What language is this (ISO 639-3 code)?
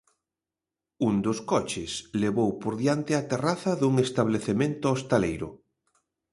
glg